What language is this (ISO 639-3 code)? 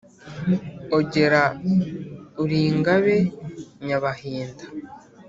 kin